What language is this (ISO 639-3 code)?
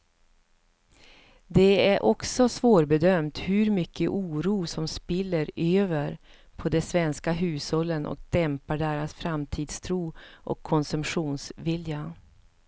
swe